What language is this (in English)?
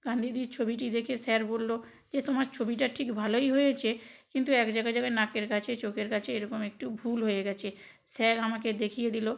Bangla